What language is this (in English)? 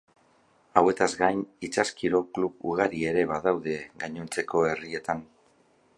Basque